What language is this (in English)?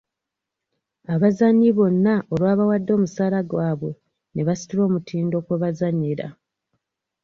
Ganda